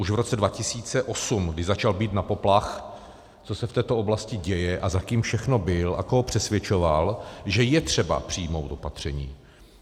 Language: Czech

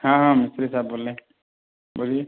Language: Urdu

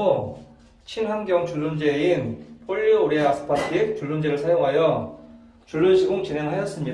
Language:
Korean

